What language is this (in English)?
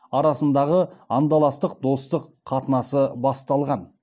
Kazakh